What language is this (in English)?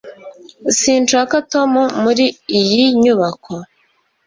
Kinyarwanda